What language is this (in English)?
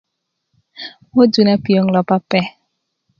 Kuku